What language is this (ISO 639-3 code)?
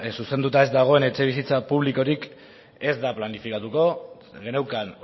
eus